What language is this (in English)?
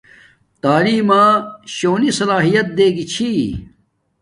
Domaaki